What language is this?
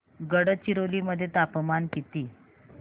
Marathi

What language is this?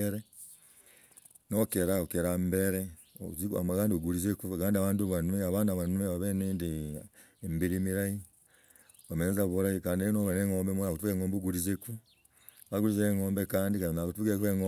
Logooli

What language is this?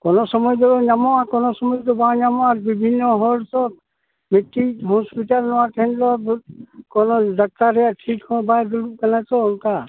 Santali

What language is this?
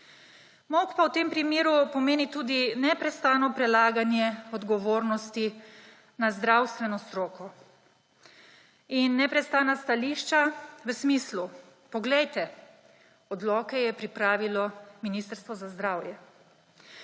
Slovenian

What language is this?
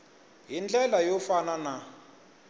Tsonga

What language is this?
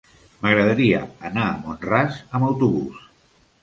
Catalan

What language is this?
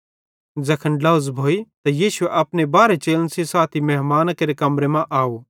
Bhadrawahi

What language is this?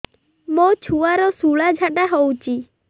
Odia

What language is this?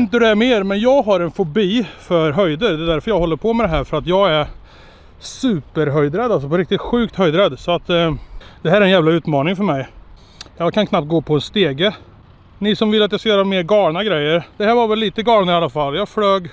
Swedish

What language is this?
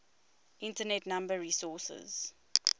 English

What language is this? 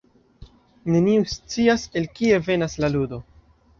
Esperanto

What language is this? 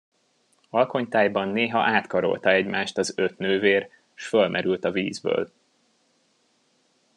Hungarian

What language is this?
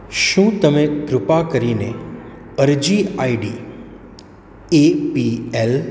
Gujarati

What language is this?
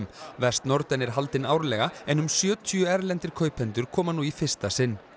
Icelandic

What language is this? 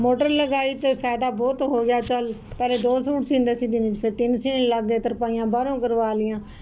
Punjabi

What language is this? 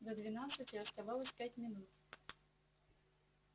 Russian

